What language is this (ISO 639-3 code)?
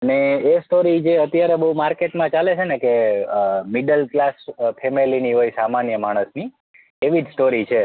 guj